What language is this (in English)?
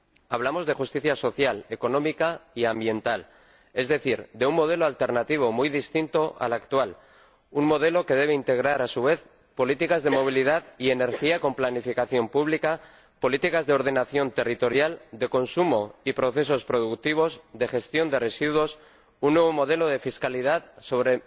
Spanish